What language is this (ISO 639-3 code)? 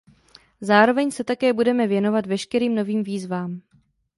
ces